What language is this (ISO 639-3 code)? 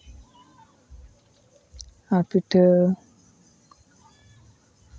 sat